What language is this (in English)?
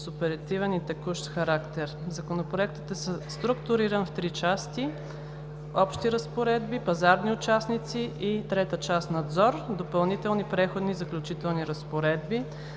Bulgarian